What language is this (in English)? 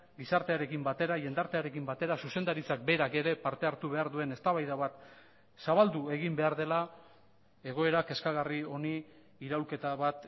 Basque